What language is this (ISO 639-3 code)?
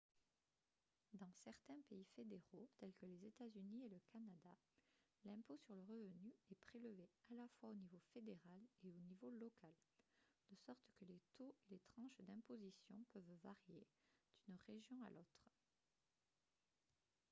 fra